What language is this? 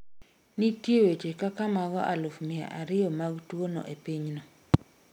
Luo (Kenya and Tanzania)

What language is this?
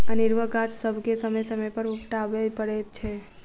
Maithili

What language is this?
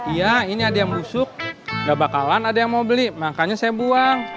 Indonesian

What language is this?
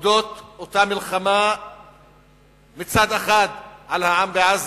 Hebrew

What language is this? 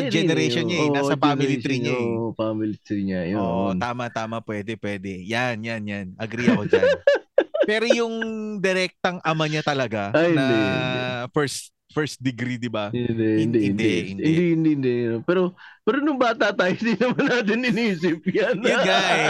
Filipino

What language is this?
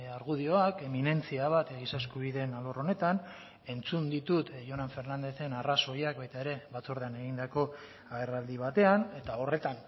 Basque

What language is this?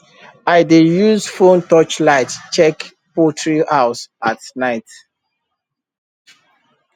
Nigerian Pidgin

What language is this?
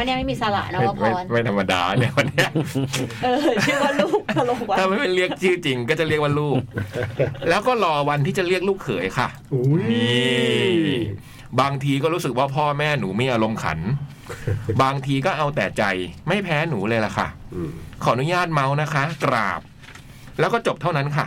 Thai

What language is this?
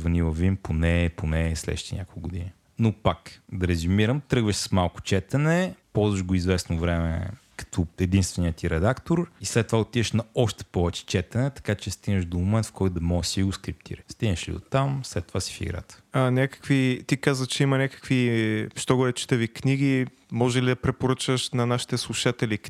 Bulgarian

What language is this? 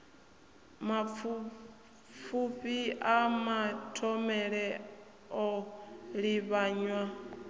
Venda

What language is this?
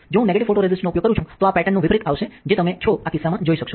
Gujarati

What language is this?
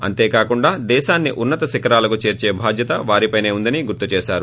Telugu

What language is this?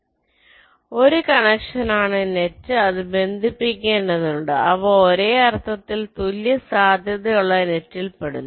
Malayalam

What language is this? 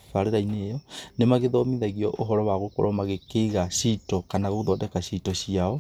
Kikuyu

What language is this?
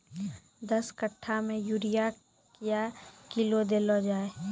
Maithili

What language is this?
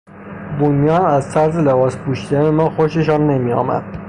Persian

